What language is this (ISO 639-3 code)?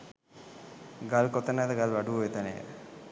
sin